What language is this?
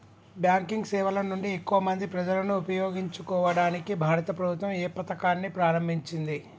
Telugu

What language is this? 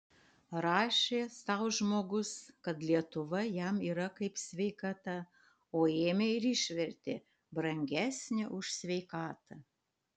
Lithuanian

